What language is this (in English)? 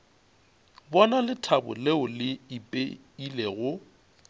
Northern Sotho